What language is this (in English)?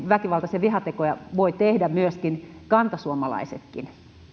Finnish